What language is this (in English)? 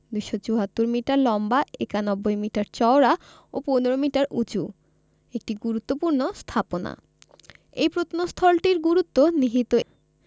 Bangla